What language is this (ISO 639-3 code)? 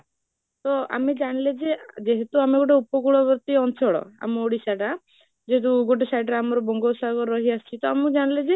ori